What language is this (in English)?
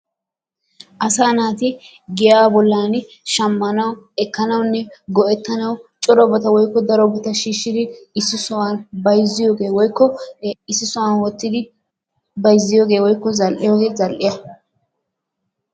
Wolaytta